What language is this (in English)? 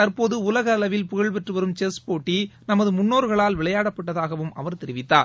Tamil